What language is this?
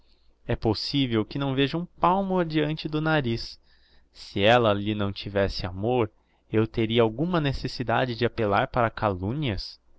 Portuguese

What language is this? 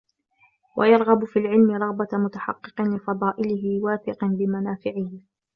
Arabic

